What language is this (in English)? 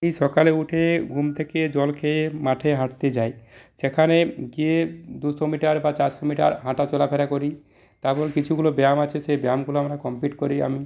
Bangla